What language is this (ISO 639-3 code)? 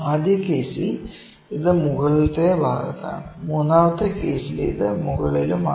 mal